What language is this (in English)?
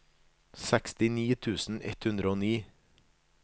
Norwegian